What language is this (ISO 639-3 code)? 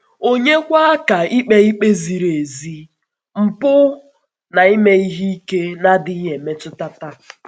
ibo